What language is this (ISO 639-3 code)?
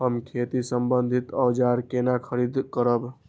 mai